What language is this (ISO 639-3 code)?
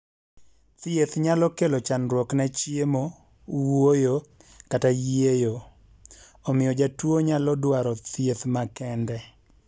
luo